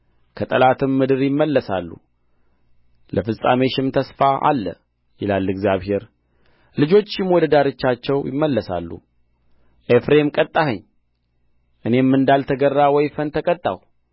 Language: Amharic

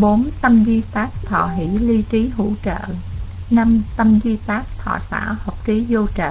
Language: Vietnamese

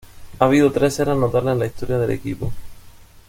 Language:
Spanish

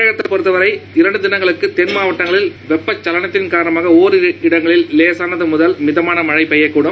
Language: Tamil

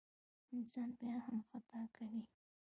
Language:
Pashto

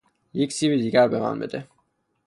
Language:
Persian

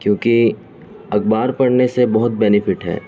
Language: Urdu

